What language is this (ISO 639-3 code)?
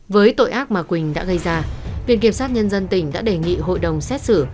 vie